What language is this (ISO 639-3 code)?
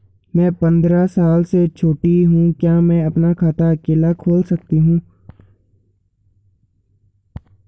hin